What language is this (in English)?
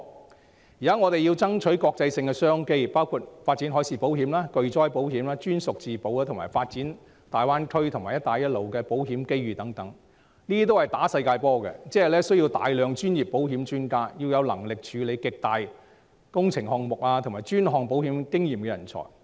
Cantonese